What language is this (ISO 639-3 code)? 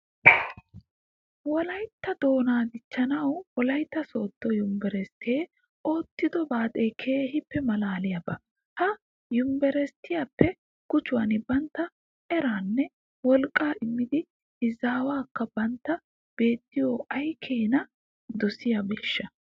wal